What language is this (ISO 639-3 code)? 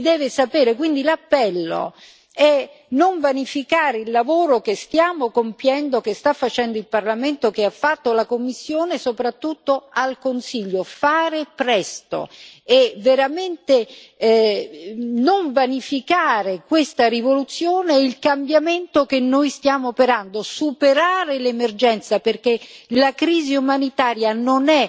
ita